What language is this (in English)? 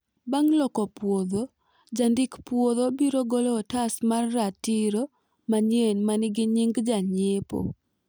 Luo (Kenya and Tanzania)